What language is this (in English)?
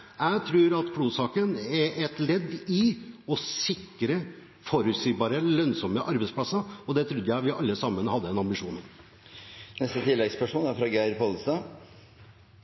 Norwegian Bokmål